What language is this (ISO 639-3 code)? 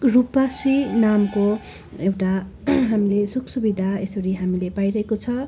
nep